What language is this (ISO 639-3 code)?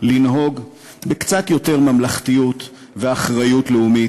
heb